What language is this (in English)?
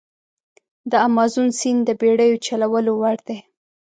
Pashto